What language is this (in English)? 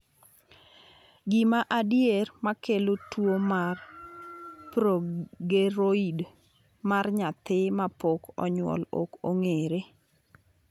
Luo (Kenya and Tanzania)